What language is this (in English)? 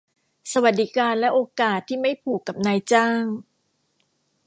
Thai